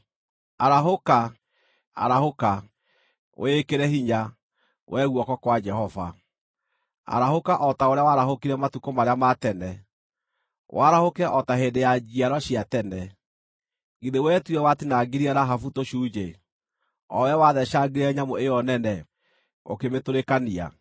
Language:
Kikuyu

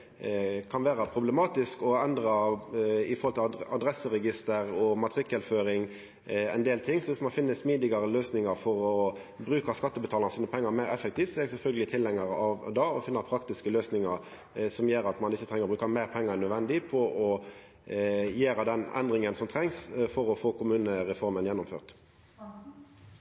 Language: Norwegian Nynorsk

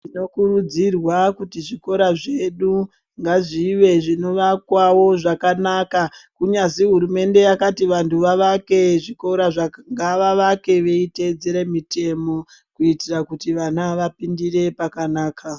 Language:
Ndau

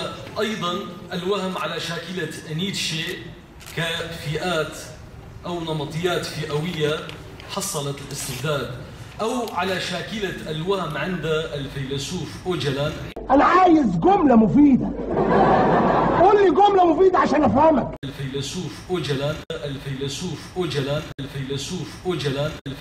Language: Arabic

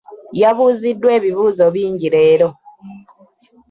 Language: Ganda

